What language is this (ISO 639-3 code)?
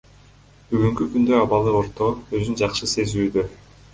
kir